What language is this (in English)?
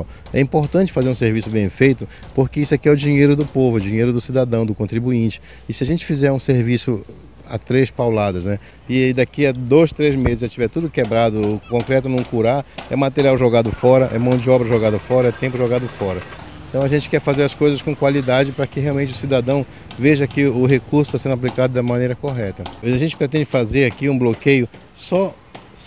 Portuguese